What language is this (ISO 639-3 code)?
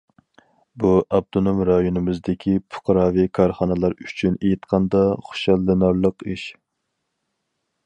uig